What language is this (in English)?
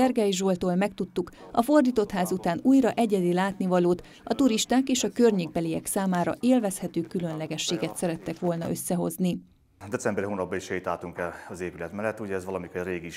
Hungarian